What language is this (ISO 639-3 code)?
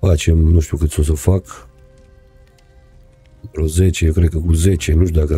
ron